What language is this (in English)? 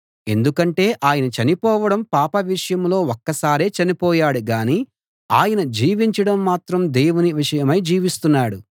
Telugu